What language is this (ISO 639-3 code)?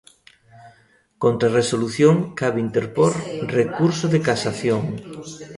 glg